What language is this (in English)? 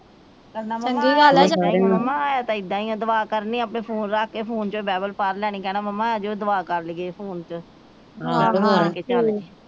Punjabi